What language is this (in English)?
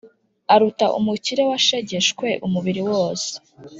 Kinyarwanda